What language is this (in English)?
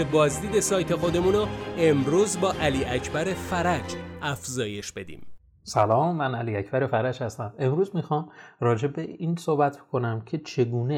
Persian